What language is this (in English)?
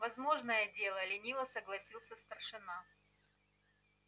Russian